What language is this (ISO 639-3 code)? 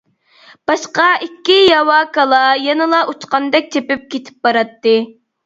uig